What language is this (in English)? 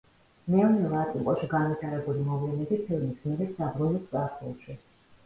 Georgian